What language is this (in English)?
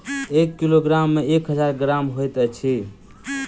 Maithili